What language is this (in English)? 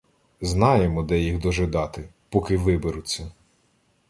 Ukrainian